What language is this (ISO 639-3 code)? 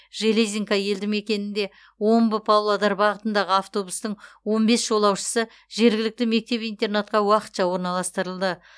kaz